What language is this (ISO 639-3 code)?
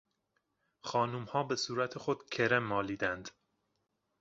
fas